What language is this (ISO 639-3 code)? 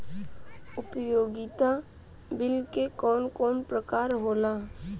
bho